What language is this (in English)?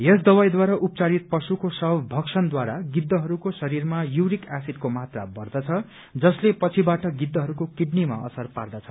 Nepali